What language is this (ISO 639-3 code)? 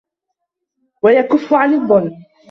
ara